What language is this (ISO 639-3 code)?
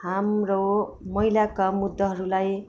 nep